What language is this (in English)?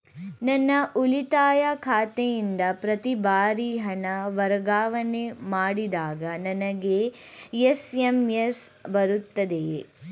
Kannada